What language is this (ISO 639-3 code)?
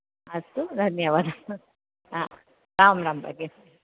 san